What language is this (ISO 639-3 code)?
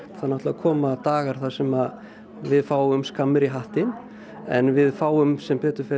isl